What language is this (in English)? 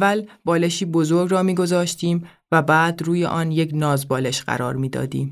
Persian